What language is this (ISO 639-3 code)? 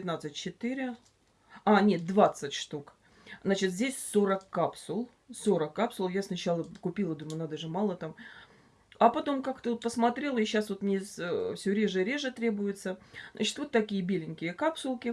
rus